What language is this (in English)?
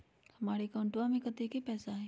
Magahi